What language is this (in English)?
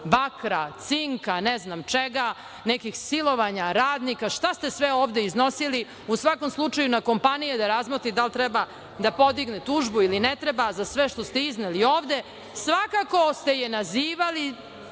Serbian